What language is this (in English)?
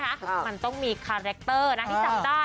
Thai